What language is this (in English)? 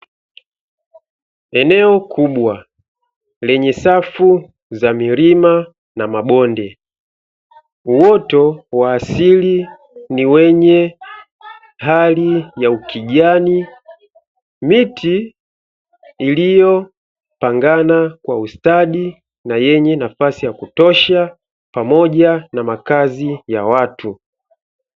Swahili